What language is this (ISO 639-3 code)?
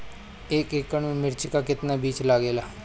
bho